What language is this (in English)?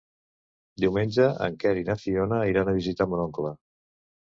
Catalan